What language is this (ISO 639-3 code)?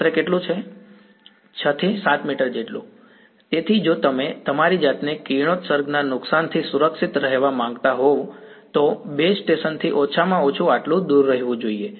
guj